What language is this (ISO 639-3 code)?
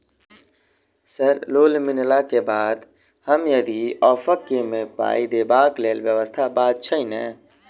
mai